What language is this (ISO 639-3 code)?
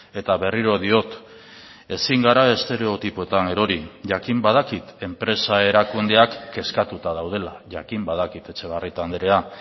eus